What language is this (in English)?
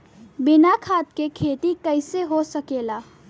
Bhojpuri